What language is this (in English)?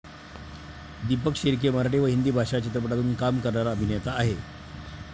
Marathi